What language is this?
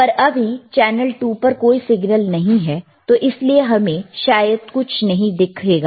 Hindi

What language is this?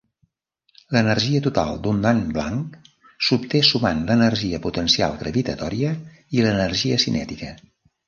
Catalan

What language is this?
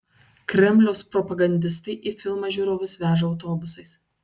Lithuanian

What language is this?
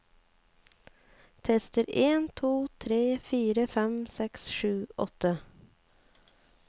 Norwegian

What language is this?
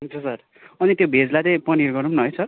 Nepali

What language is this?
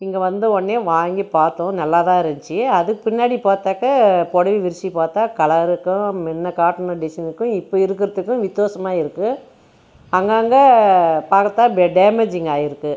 Tamil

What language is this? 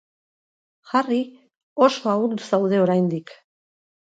Basque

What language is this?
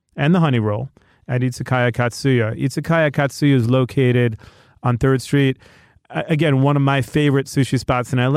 English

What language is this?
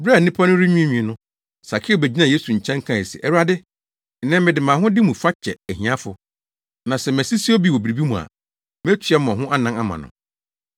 Akan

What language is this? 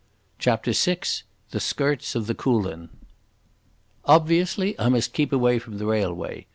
English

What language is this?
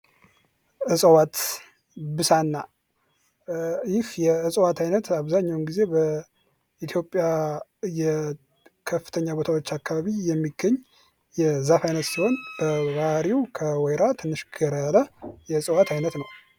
Amharic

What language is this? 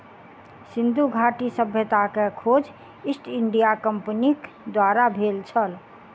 Maithili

